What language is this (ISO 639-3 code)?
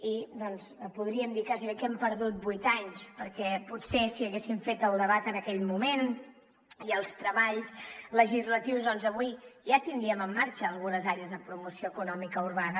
cat